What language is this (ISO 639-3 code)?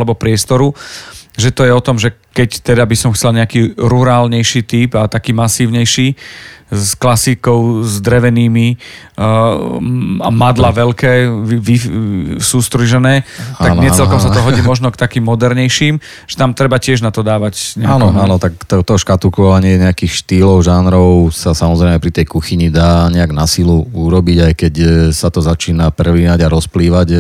slk